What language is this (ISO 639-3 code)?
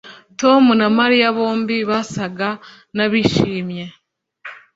kin